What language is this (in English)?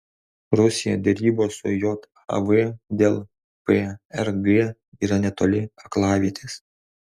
Lithuanian